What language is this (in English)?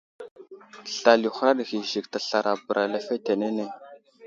Wuzlam